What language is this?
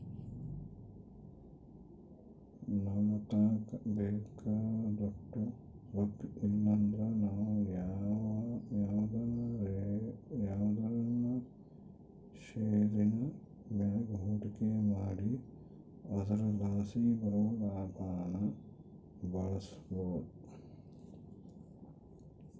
Kannada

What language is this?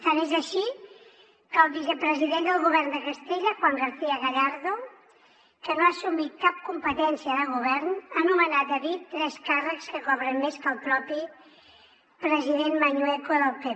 Catalan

